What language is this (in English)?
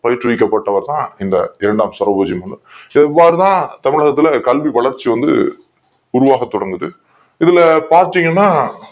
Tamil